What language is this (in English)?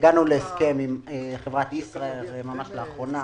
Hebrew